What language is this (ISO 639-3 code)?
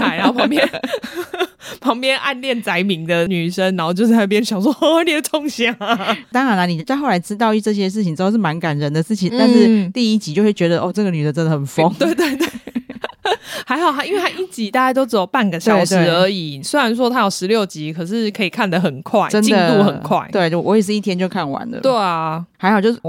zho